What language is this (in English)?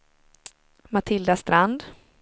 Swedish